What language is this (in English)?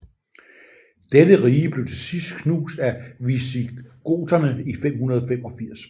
Danish